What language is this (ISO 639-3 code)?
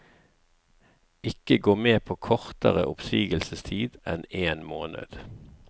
nor